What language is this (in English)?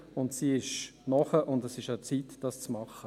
Swiss German